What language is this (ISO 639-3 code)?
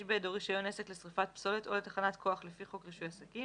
heb